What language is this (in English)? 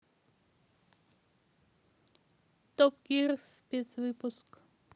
Russian